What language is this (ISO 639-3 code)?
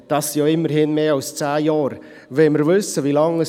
gsw